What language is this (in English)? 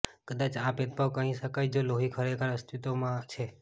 Gujarati